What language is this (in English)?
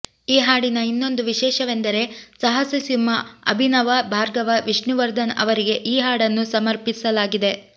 Kannada